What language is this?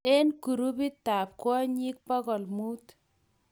Kalenjin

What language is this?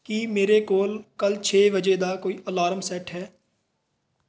Punjabi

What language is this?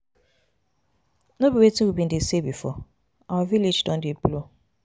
Nigerian Pidgin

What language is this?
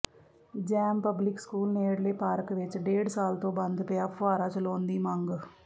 Punjabi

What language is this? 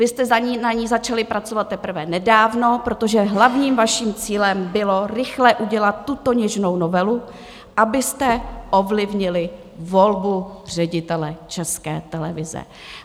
Czech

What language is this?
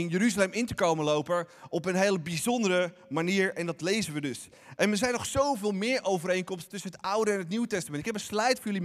Dutch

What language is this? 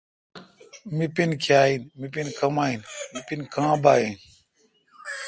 Kalkoti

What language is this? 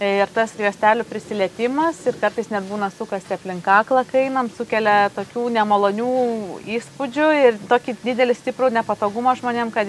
Lithuanian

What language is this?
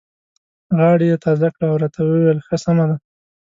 Pashto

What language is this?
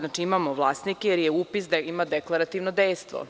Serbian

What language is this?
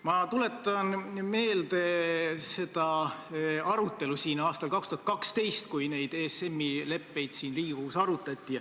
Estonian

